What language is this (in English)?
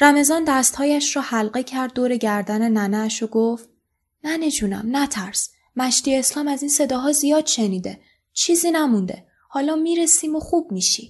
Persian